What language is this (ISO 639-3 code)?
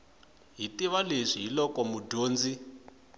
tso